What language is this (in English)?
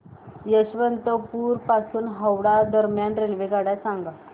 Marathi